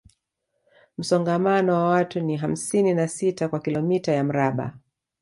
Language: Swahili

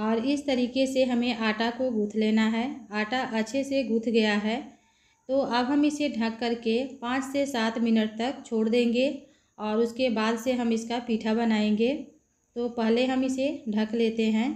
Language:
Hindi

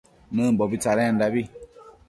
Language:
Matsés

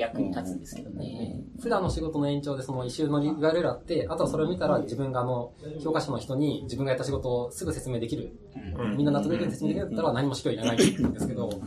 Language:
Japanese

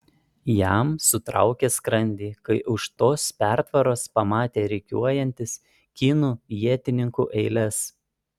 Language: Lithuanian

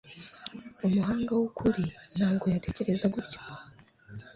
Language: Kinyarwanda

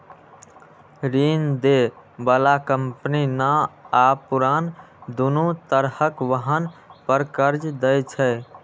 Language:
Maithili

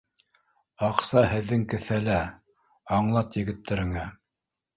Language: Bashkir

